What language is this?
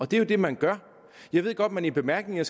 Danish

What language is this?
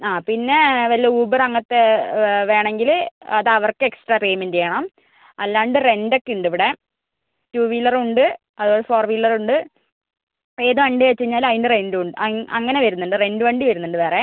Malayalam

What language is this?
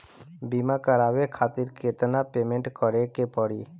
Bhojpuri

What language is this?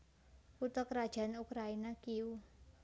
Javanese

